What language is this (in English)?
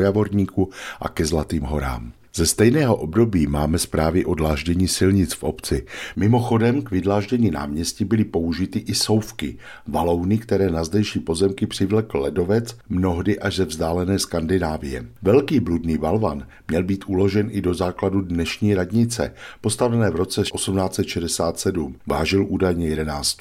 Czech